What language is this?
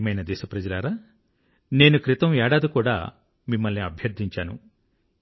Telugu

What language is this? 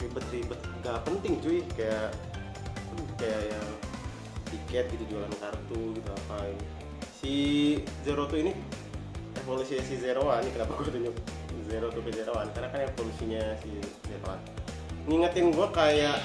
Indonesian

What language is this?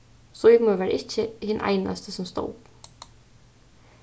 Faroese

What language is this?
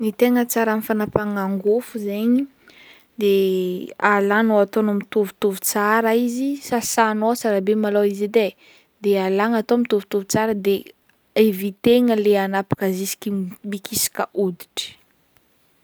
Northern Betsimisaraka Malagasy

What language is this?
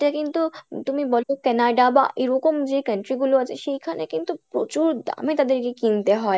Bangla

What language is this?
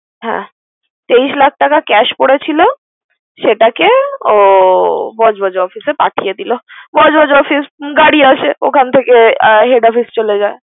Bangla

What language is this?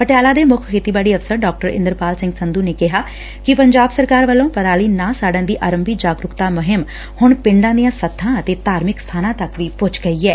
Punjabi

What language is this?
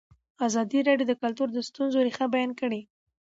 Pashto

